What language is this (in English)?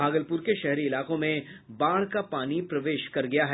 Hindi